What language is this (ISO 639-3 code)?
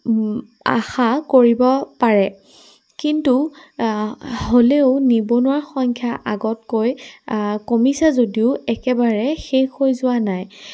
asm